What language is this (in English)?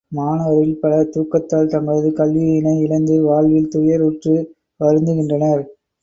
Tamil